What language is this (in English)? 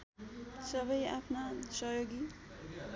Nepali